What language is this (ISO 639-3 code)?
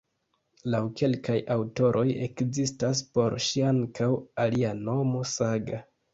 epo